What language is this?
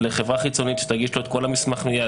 Hebrew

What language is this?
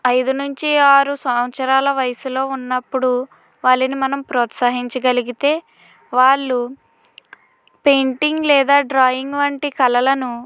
Telugu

